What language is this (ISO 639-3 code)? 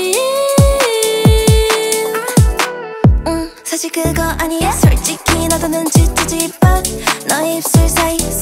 kor